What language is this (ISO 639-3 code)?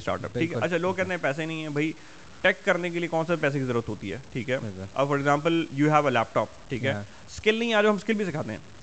urd